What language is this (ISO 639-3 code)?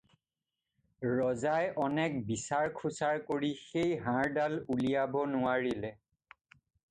asm